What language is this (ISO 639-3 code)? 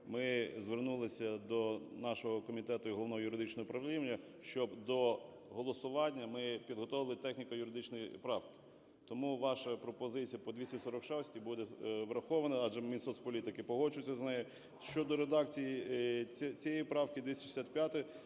ukr